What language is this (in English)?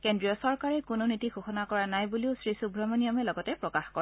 Assamese